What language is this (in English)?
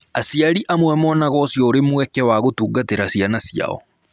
Kikuyu